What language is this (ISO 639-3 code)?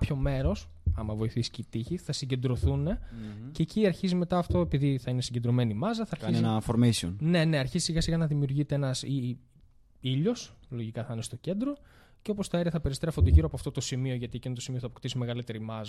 ell